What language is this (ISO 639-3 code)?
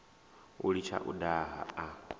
ven